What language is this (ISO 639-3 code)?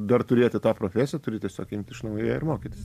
lit